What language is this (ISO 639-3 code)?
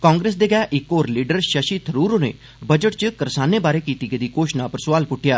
doi